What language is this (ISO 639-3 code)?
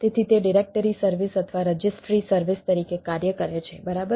guj